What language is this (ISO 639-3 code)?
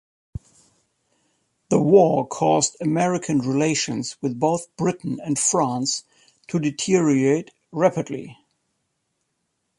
eng